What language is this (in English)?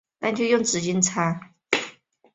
Chinese